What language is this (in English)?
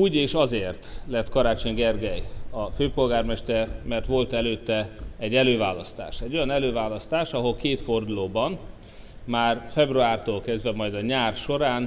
Hungarian